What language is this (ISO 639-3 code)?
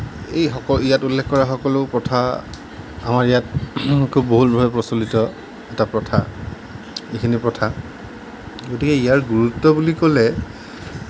asm